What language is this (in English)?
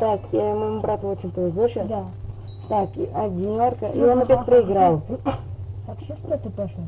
Russian